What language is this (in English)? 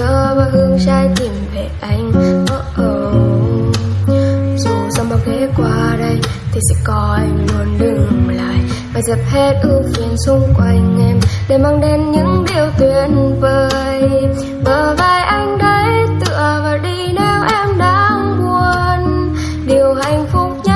Vietnamese